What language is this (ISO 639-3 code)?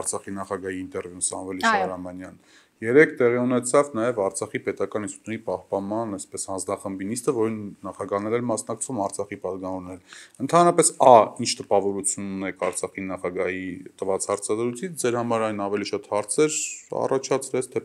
ron